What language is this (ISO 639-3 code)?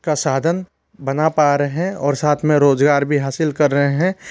hin